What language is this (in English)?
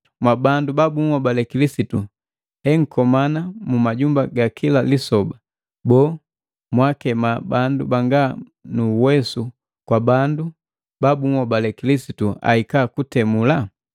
Matengo